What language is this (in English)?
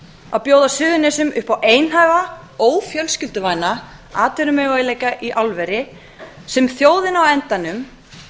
Icelandic